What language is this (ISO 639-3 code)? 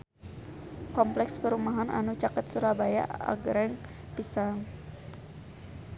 sun